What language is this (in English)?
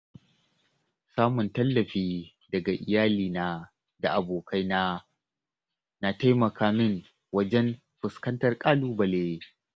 Hausa